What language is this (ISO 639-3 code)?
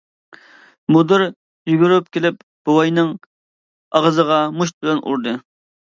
uig